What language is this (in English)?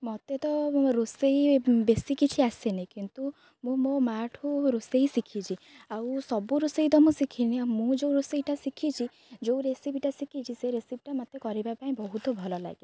Odia